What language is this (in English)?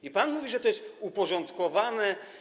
Polish